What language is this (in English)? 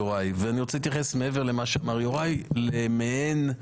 Hebrew